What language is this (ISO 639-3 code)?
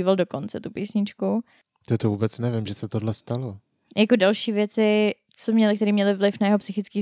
ces